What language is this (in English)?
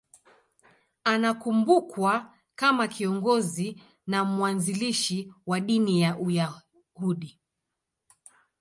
Swahili